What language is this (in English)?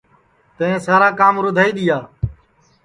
Sansi